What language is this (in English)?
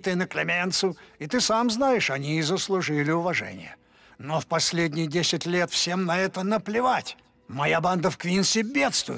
Russian